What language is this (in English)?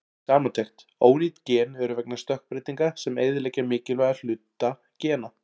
Icelandic